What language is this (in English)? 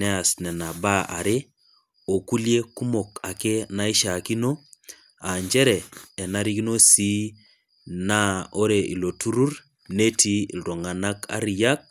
Masai